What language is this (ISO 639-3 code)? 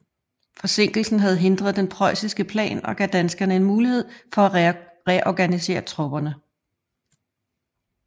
dan